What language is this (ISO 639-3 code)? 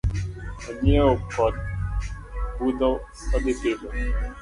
luo